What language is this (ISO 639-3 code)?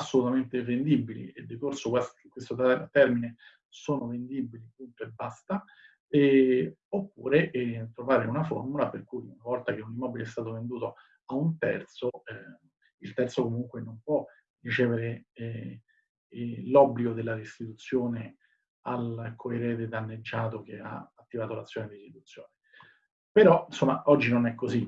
ita